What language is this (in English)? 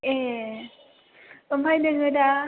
Bodo